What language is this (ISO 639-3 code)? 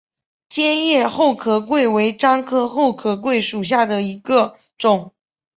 zho